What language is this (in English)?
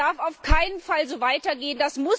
German